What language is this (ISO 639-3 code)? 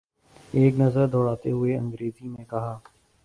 urd